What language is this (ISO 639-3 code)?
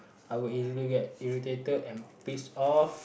eng